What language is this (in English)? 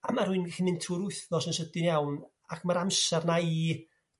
Welsh